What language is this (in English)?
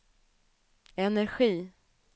Swedish